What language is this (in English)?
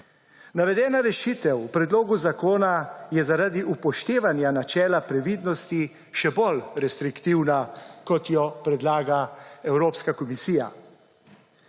Slovenian